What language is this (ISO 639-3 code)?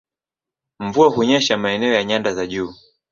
swa